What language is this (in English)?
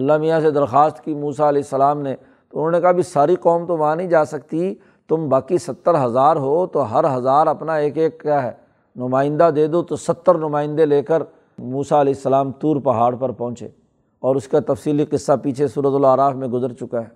Urdu